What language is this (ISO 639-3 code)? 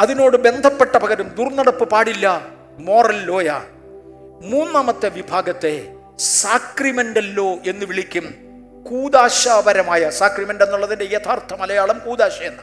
mal